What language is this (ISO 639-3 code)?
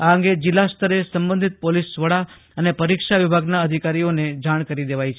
guj